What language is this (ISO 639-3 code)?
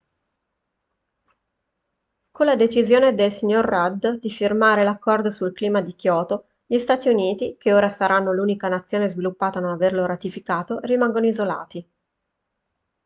ita